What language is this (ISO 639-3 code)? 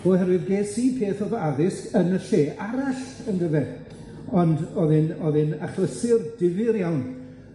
cym